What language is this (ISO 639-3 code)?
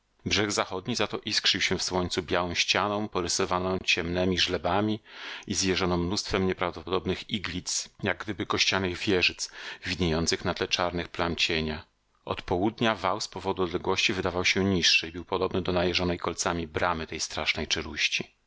pol